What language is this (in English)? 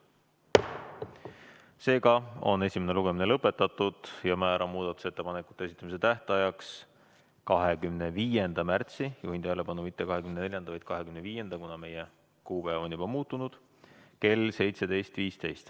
Estonian